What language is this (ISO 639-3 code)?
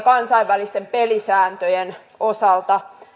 fin